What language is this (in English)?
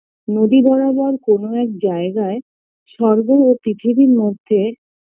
Bangla